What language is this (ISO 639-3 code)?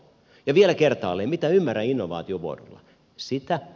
fin